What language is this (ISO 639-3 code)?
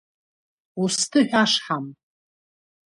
abk